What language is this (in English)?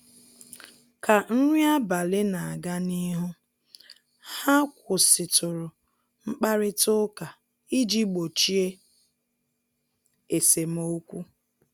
Igbo